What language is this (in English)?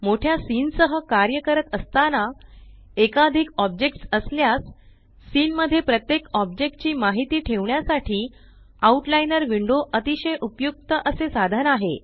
Marathi